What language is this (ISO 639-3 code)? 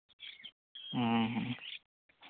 sat